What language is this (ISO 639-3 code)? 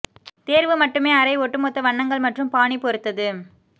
tam